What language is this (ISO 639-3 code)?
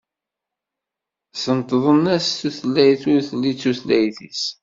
kab